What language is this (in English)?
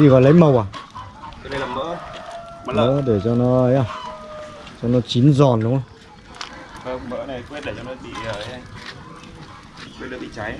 Vietnamese